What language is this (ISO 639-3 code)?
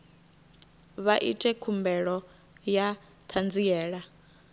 ven